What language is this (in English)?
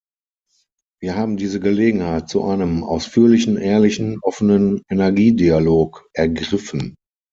German